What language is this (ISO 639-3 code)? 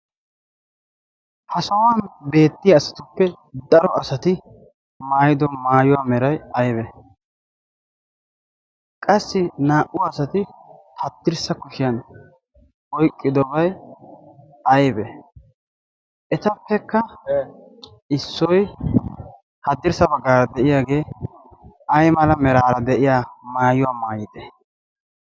wal